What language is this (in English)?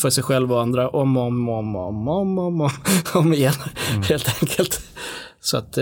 Swedish